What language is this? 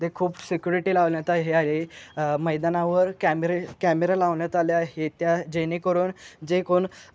Marathi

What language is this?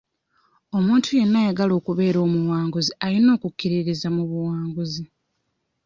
Ganda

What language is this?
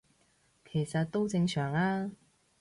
Cantonese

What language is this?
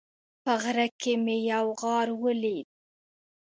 Pashto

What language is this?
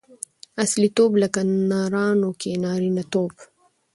Pashto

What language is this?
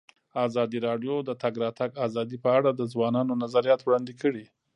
Pashto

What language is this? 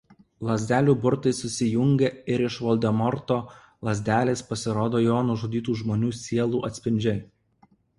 Lithuanian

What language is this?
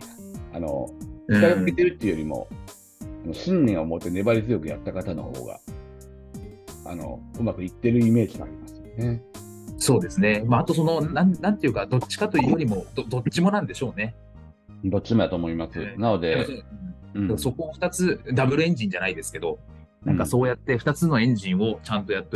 Japanese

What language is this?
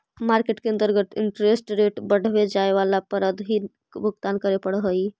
Magahi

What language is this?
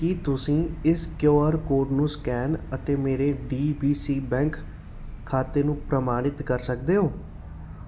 Punjabi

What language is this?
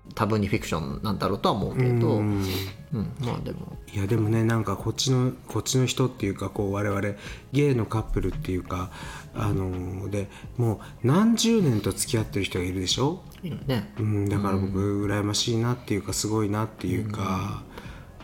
Japanese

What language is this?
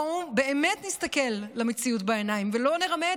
Hebrew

